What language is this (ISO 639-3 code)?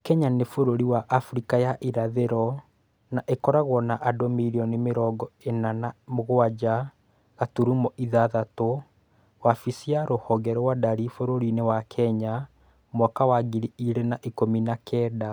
kik